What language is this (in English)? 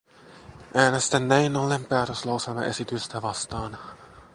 Finnish